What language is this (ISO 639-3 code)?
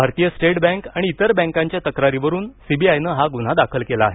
mar